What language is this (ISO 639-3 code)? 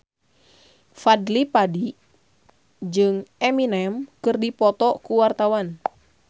sun